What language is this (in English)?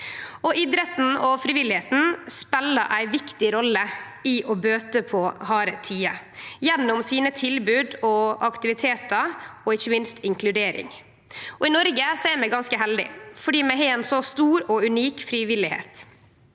Norwegian